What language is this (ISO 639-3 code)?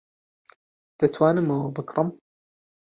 ckb